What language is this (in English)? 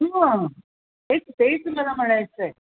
Marathi